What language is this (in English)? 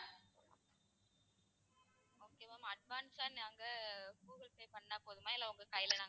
Tamil